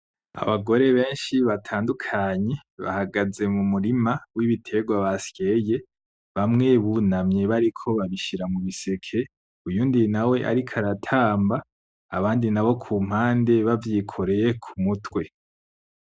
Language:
Rundi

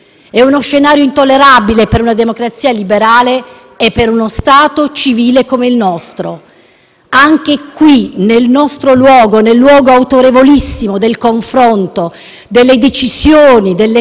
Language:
Italian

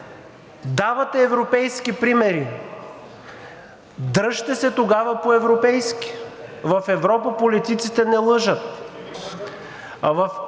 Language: Bulgarian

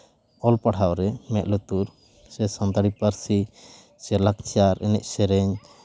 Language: Santali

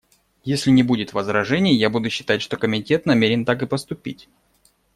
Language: Russian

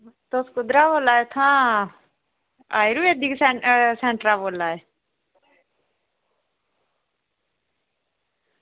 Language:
Dogri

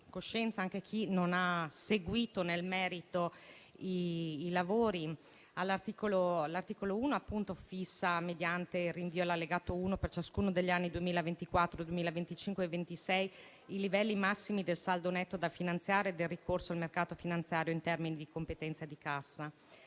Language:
Italian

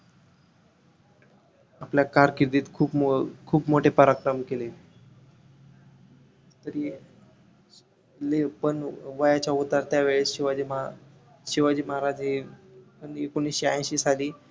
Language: Marathi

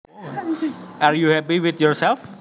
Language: Javanese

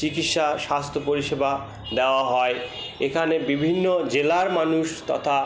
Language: Bangla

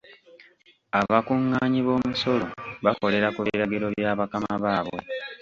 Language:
Ganda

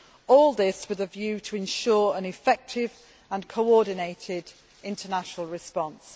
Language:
English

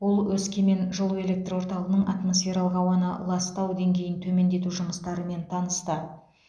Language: Kazakh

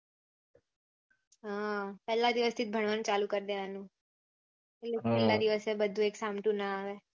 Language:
Gujarati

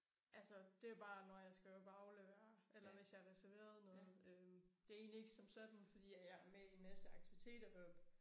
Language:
Danish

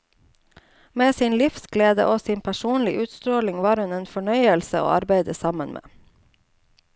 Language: Norwegian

